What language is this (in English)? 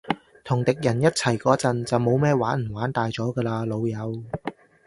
Cantonese